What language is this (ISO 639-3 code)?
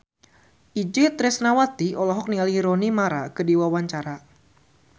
sun